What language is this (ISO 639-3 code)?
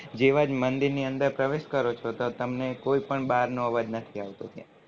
guj